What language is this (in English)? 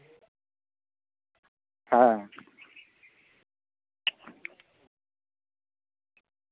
Santali